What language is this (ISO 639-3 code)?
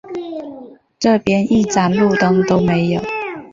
zho